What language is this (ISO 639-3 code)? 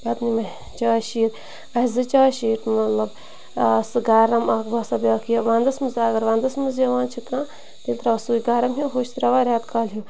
kas